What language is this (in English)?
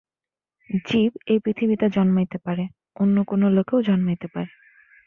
Bangla